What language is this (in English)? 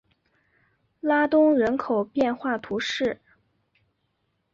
Chinese